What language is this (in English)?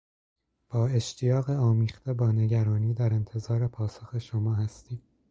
Persian